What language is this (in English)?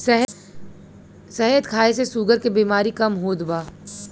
Bhojpuri